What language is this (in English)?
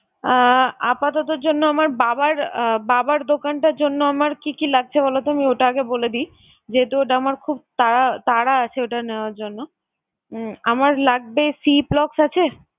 Bangla